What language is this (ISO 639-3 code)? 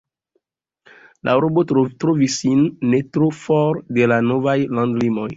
epo